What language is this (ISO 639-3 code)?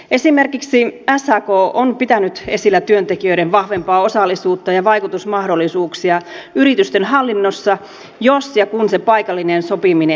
fin